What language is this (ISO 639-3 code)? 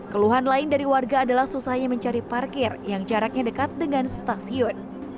ind